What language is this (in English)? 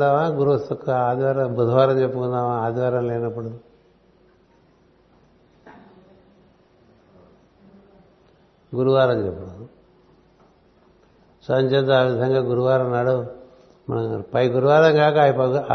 Telugu